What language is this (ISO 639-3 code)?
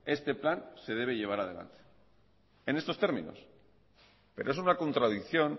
spa